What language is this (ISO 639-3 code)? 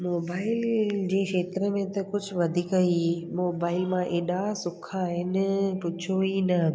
snd